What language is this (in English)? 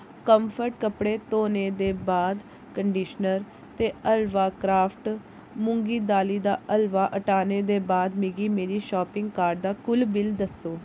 Dogri